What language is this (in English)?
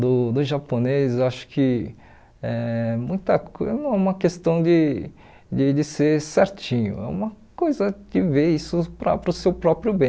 Portuguese